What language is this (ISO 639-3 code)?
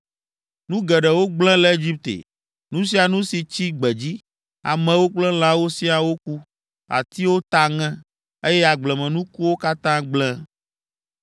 ewe